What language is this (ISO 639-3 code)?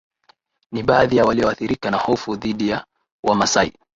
swa